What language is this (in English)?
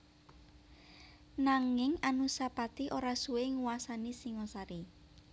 Javanese